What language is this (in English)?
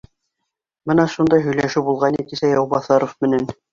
Bashkir